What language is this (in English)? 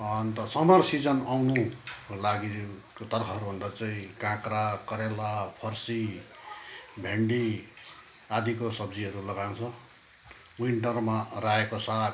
Nepali